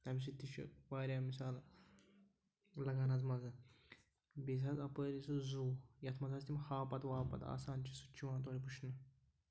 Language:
Kashmiri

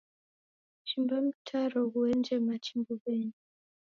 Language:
Taita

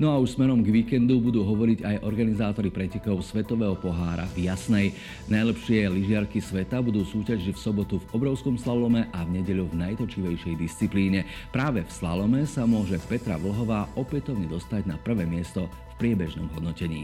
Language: Slovak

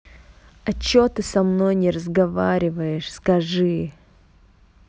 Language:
Russian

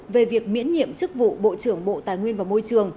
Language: Vietnamese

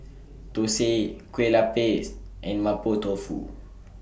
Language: English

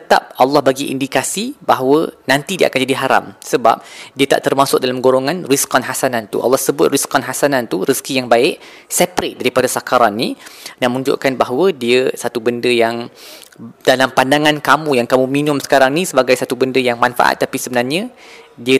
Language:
Malay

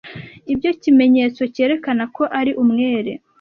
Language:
Kinyarwanda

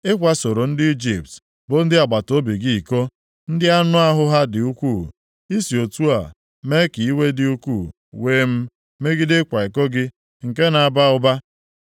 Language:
Igbo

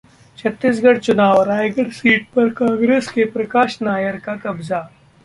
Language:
Hindi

